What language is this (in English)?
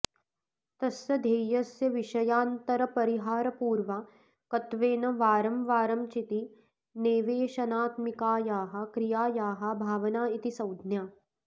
Sanskrit